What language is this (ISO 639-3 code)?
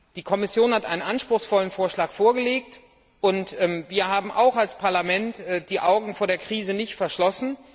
deu